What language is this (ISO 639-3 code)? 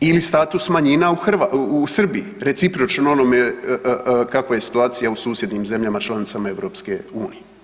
hrv